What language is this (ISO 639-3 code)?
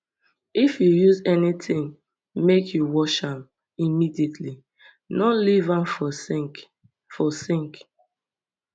pcm